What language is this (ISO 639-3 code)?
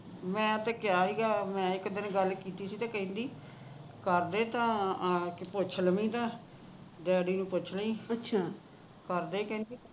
pan